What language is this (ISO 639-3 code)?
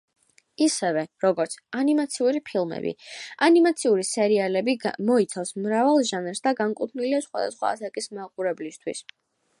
kat